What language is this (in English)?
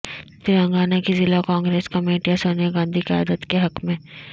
Urdu